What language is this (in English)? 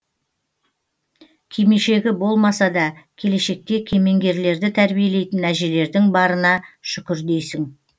Kazakh